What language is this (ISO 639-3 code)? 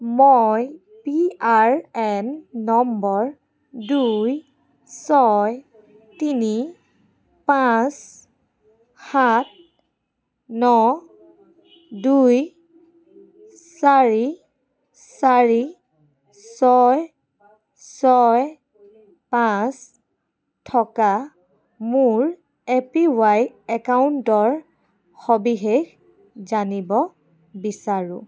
asm